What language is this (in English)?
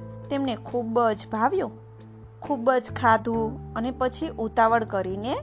Gujarati